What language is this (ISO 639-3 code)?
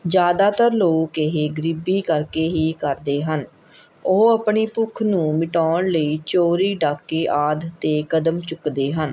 pan